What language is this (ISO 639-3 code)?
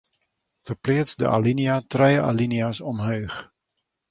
fry